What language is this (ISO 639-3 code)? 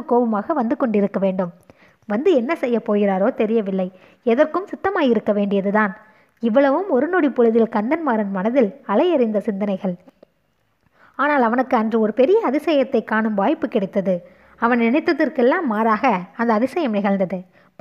tam